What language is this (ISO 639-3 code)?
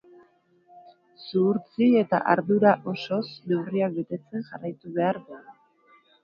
eus